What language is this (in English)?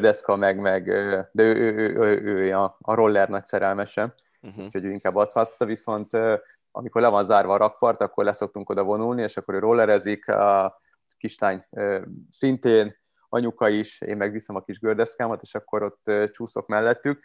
Hungarian